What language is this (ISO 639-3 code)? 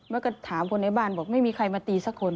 tha